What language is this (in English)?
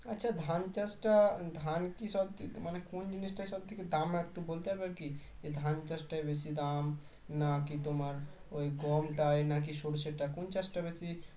Bangla